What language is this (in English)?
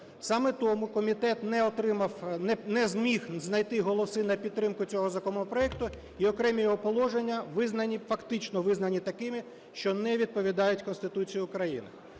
Ukrainian